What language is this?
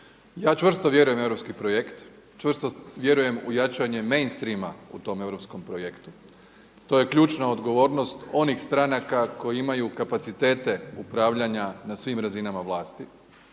Croatian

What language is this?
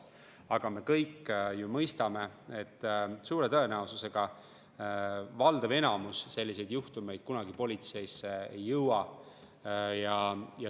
Estonian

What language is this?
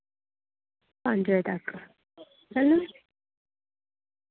Dogri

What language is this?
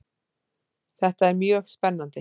Icelandic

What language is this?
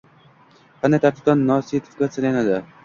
Uzbek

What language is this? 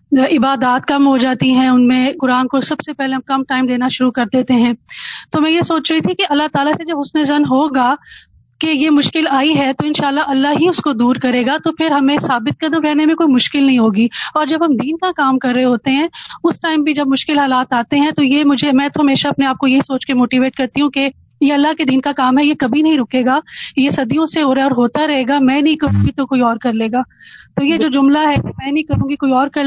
Urdu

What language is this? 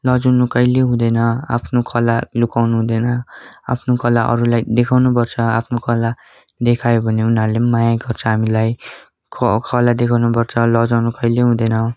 Nepali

